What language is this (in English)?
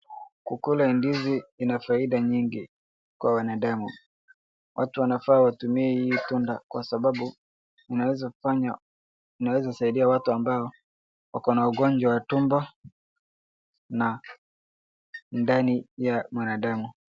Swahili